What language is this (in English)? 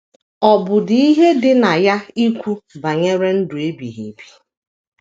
Igbo